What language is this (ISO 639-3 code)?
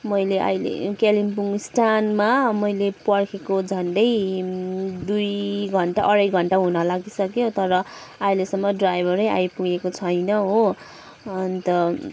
nep